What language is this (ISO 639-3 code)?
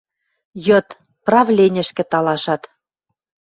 mrj